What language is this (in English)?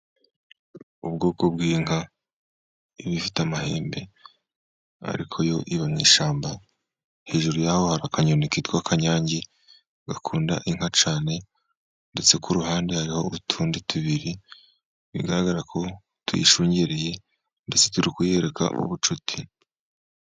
Kinyarwanda